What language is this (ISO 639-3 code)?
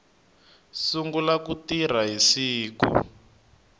tso